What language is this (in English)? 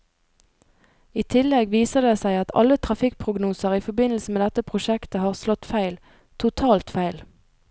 Norwegian